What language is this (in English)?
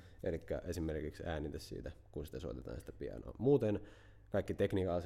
Finnish